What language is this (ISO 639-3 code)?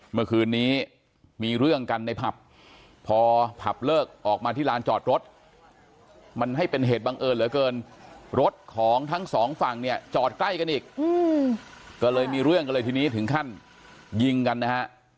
tha